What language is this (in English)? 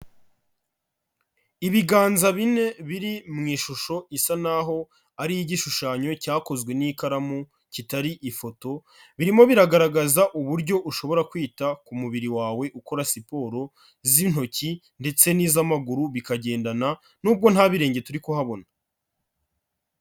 Kinyarwanda